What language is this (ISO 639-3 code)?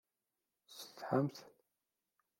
kab